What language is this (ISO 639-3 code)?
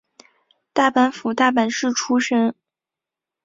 zho